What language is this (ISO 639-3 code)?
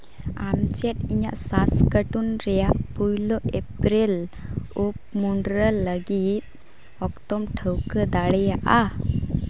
sat